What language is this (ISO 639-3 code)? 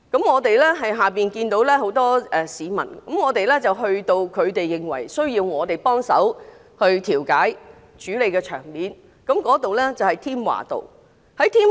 yue